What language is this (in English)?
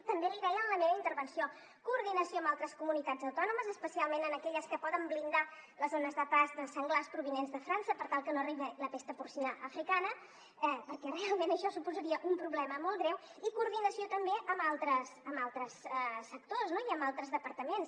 Catalan